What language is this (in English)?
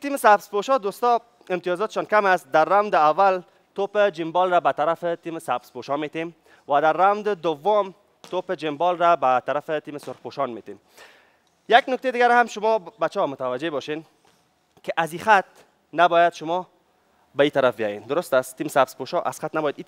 Persian